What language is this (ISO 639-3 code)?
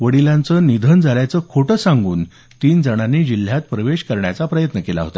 mar